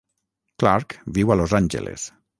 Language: Catalan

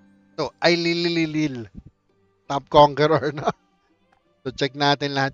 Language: Filipino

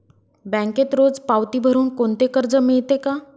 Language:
Marathi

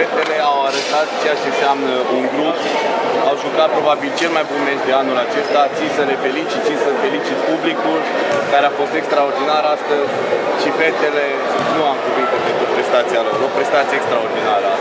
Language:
Romanian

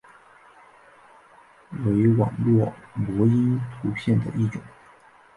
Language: Chinese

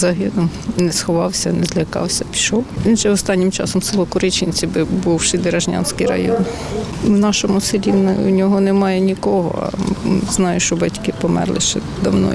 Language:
Ukrainian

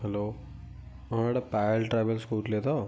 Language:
Odia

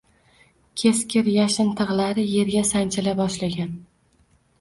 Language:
Uzbek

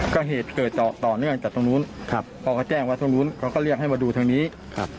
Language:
Thai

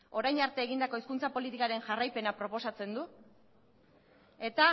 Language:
Basque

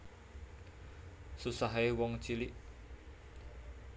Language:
Javanese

